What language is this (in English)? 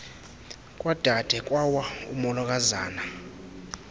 Xhosa